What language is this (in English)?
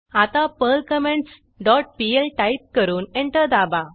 Marathi